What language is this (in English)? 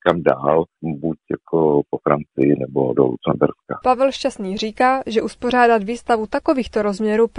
Czech